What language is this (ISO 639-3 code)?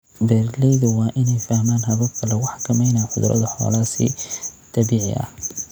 som